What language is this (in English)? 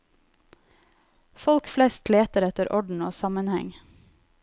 Norwegian